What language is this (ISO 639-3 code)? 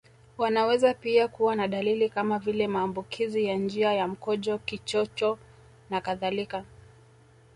swa